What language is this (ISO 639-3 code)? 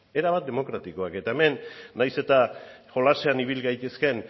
eus